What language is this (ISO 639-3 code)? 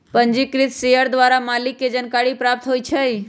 mag